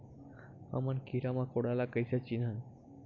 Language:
Chhattisgarhi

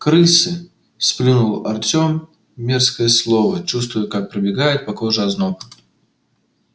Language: Russian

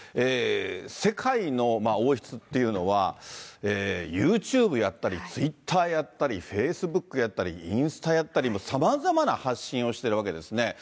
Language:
Japanese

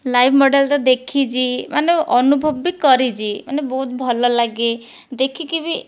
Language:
Odia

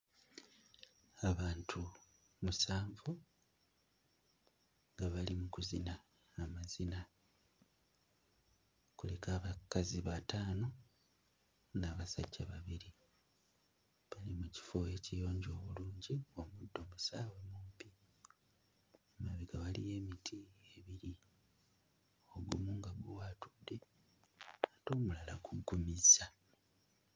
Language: Ganda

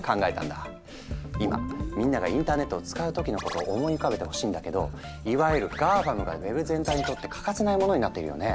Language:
Japanese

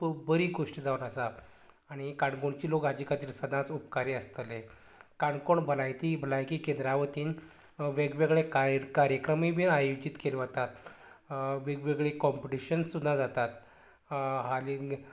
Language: Konkani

